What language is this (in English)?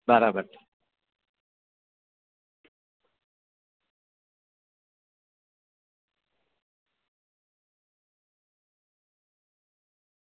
Gujarati